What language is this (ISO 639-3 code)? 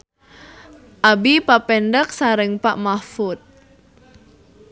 sun